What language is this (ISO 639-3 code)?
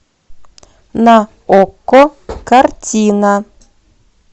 rus